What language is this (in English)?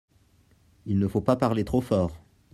French